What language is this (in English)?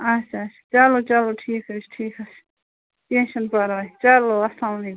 Kashmiri